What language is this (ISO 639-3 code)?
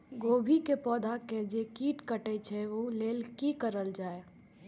mai